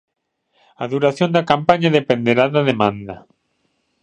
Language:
Galician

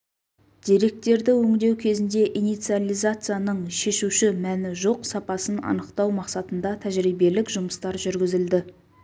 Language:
Kazakh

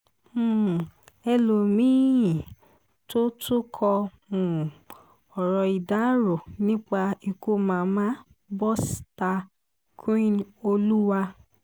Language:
Yoruba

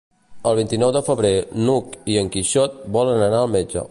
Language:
Catalan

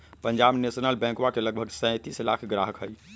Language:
Magahi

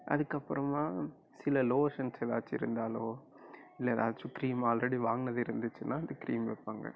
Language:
Tamil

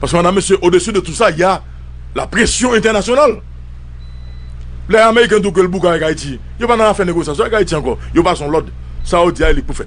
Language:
French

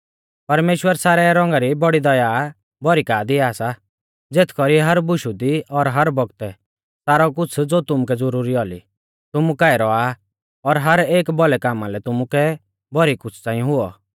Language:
Mahasu Pahari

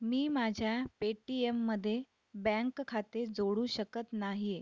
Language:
Marathi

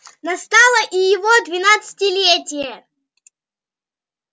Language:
Russian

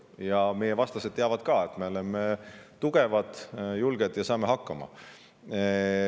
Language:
Estonian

